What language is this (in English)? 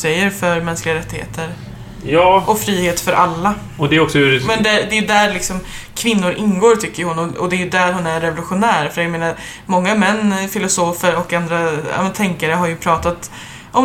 Swedish